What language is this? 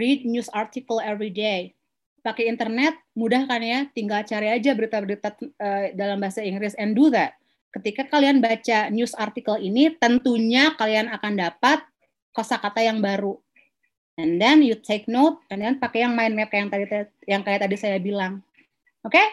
Indonesian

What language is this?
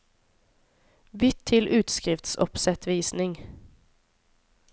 Norwegian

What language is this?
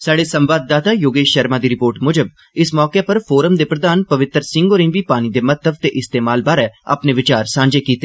Dogri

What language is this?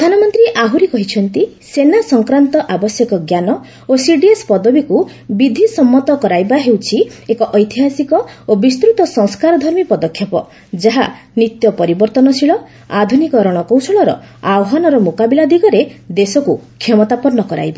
Odia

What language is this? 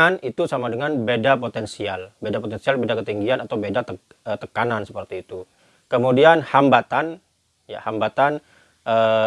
Indonesian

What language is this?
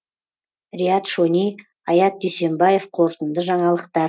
Kazakh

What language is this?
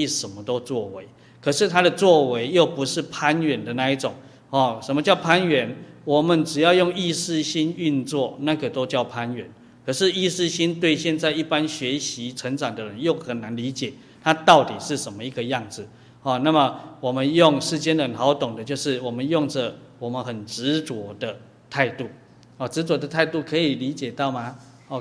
Chinese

